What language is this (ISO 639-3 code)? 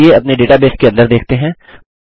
hin